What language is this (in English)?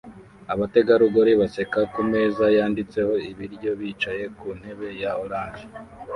Kinyarwanda